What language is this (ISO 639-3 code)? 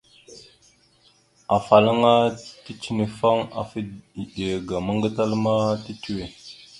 mxu